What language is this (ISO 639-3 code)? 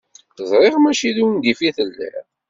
kab